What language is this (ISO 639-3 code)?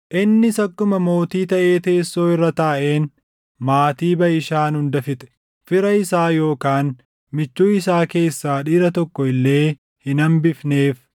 orm